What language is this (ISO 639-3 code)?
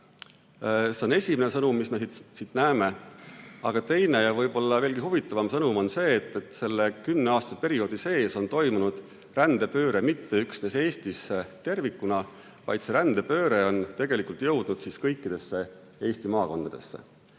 est